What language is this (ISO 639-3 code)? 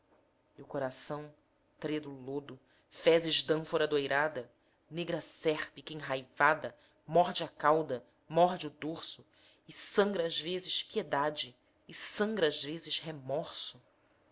por